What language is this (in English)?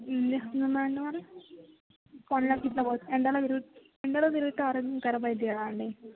Telugu